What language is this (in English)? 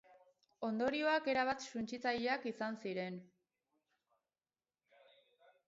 Basque